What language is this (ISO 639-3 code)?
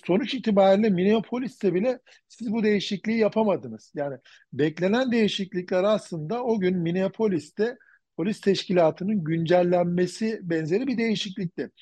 tur